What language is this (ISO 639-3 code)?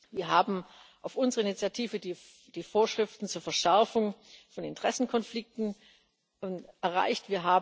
deu